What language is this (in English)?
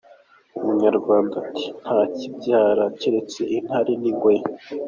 Kinyarwanda